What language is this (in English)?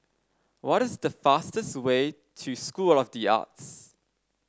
English